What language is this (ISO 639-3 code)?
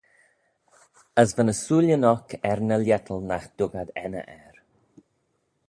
glv